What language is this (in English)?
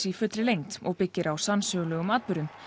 Icelandic